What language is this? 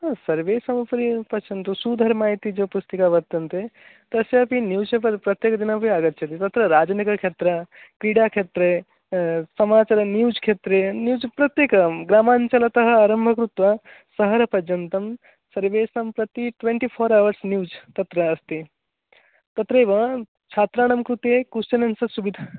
Sanskrit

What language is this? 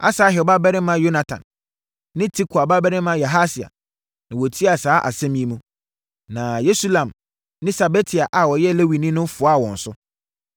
Akan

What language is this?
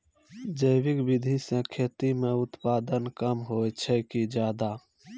Maithili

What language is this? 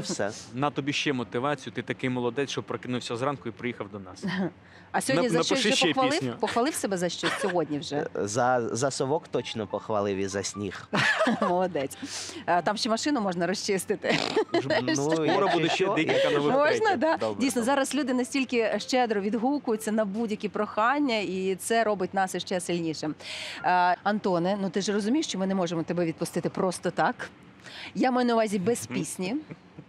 Ukrainian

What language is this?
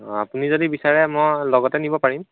Assamese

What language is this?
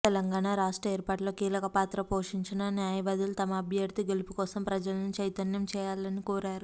Telugu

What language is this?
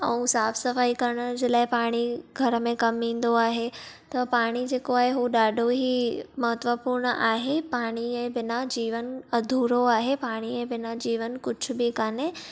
Sindhi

